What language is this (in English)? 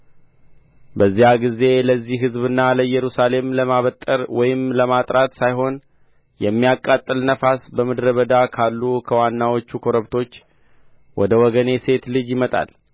Amharic